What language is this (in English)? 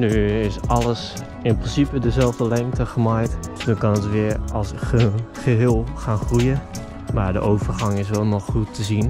Dutch